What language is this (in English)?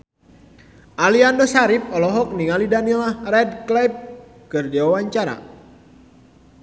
Sundanese